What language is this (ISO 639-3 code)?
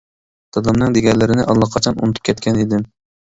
uig